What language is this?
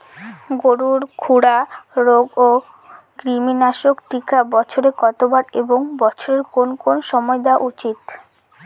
Bangla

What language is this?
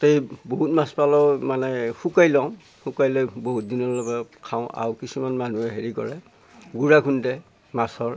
Assamese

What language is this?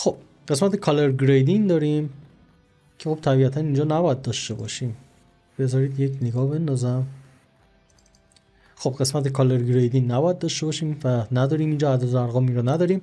Persian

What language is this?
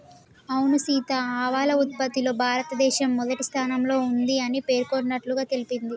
Telugu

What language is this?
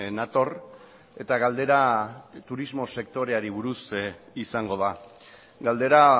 Basque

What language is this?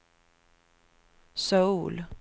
Swedish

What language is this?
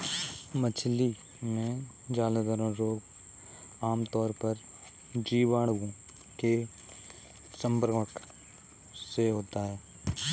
Hindi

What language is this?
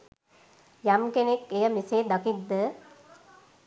Sinhala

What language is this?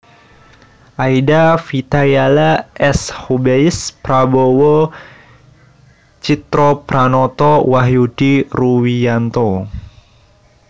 Javanese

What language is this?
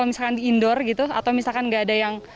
Indonesian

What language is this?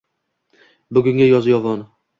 Uzbek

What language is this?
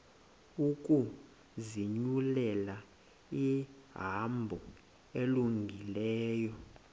Xhosa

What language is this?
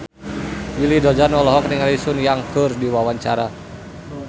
Sundanese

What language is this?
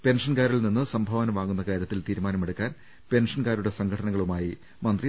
Malayalam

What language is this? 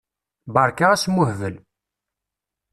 Kabyle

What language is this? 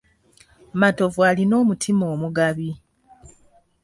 Ganda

